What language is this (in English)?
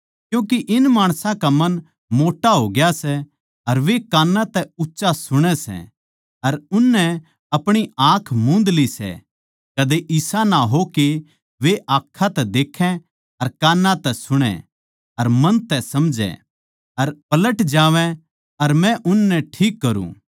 Haryanvi